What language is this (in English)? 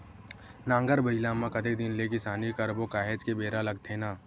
Chhattisgarhi